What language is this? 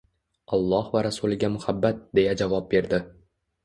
Uzbek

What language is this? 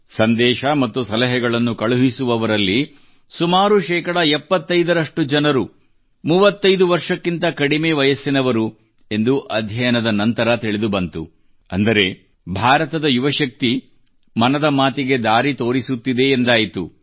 Kannada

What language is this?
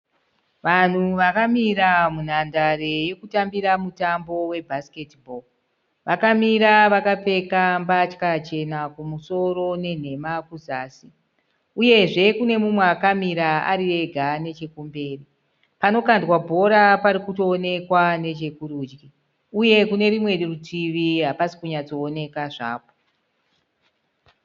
Shona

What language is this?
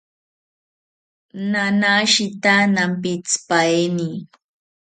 South Ucayali Ashéninka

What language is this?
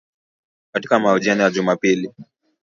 Swahili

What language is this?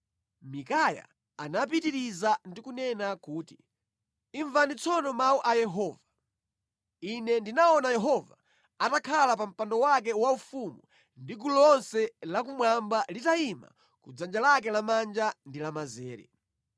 Nyanja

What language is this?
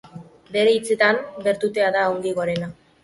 Basque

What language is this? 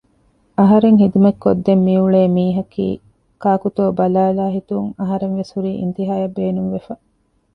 Divehi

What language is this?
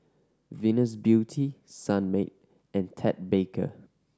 English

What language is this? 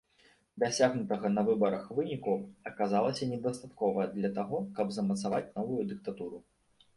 Belarusian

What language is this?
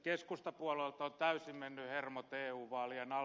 Finnish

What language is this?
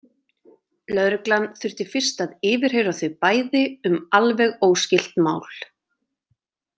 Icelandic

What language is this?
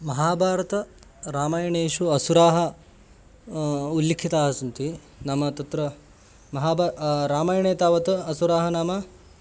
Sanskrit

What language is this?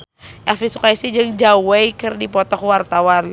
Sundanese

